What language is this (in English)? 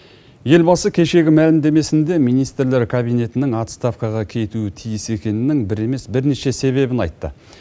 Kazakh